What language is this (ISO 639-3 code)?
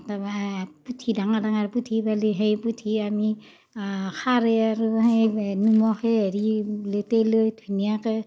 asm